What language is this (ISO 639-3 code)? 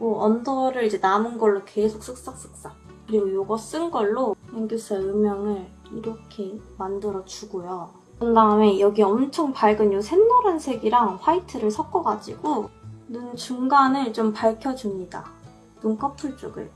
kor